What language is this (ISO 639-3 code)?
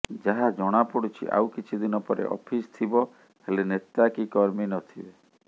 ori